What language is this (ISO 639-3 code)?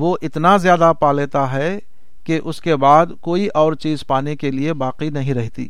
urd